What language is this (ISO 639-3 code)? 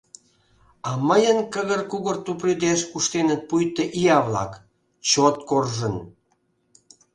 chm